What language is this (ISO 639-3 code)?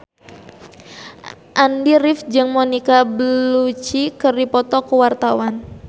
sun